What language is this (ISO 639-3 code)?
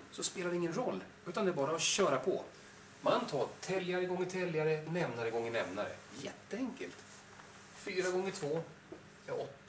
swe